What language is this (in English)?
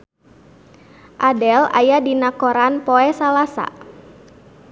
Sundanese